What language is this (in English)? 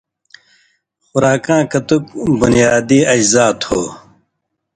Indus Kohistani